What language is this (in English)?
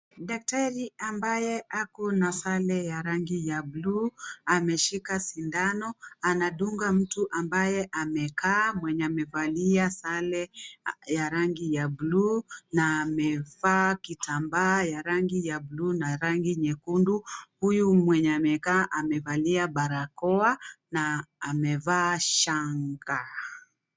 Swahili